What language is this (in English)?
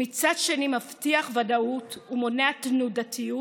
Hebrew